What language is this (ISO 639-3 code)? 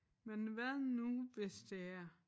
dan